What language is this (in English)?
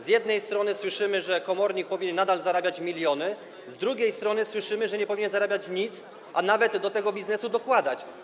Polish